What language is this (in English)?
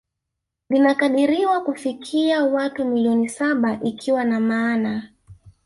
Swahili